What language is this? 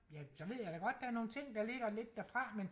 Danish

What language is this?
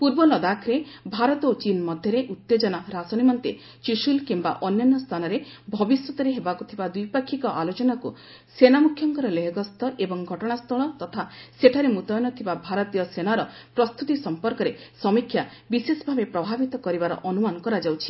Odia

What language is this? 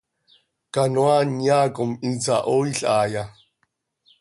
Seri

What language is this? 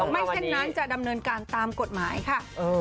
Thai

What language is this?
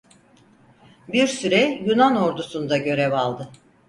Turkish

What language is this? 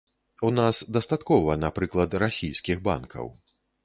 Belarusian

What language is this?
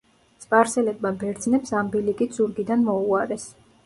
Georgian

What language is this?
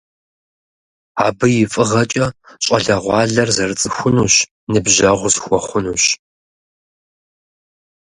Kabardian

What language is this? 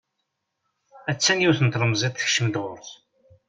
Kabyle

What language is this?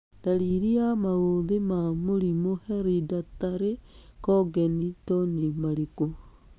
Kikuyu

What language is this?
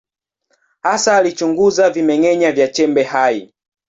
Swahili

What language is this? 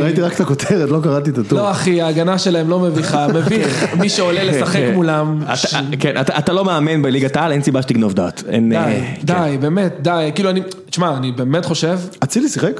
Hebrew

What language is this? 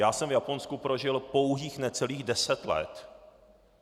Czech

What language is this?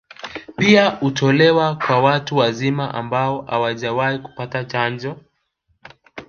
Swahili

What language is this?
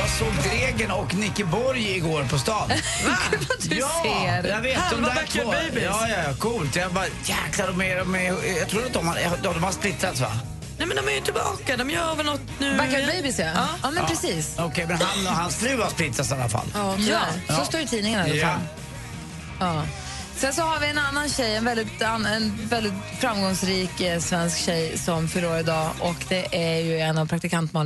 Swedish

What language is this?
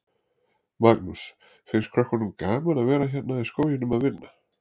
Icelandic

